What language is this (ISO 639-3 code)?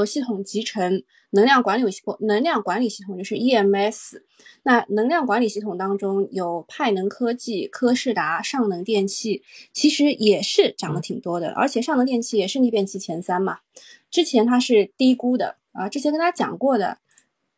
zho